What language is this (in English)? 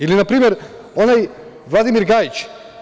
Serbian